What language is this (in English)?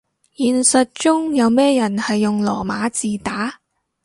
Cantonese